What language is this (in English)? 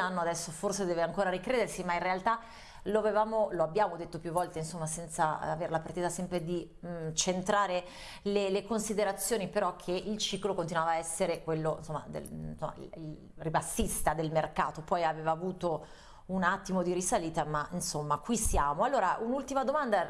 Italian